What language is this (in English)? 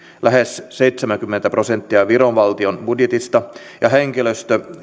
Finnish